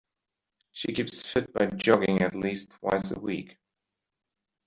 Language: English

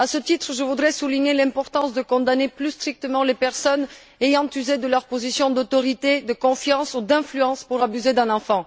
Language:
French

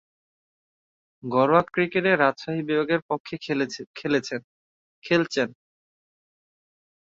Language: Bangla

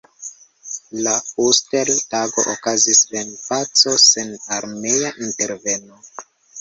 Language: Esperanto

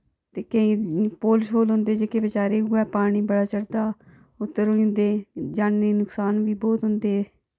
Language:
Dogri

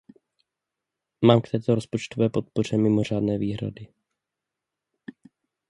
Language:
Czech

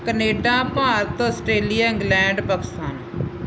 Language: Punjabi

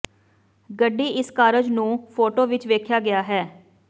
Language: Punjabi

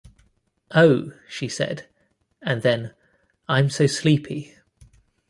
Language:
English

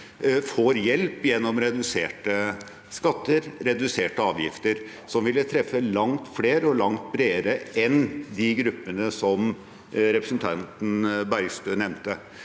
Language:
Norwegian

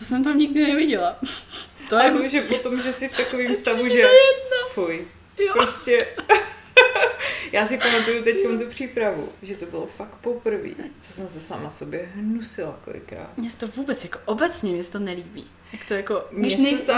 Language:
Czech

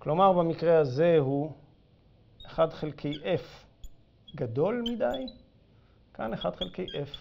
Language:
Hebrew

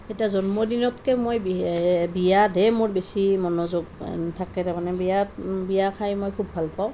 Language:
Assamese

